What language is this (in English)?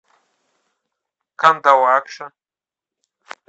Russian